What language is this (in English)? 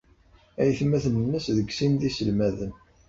Kabyle